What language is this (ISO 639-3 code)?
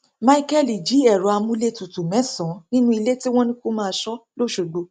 yor